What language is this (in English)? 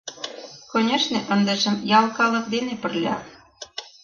Mari